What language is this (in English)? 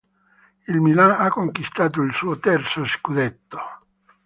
Italian